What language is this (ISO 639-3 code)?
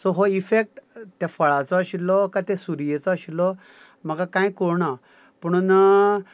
kok